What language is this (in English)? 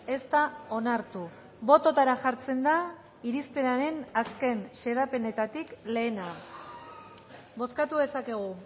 Basque